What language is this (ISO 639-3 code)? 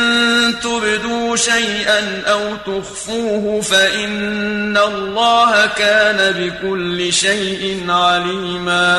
ara